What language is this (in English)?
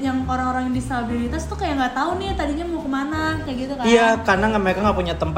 Indonesian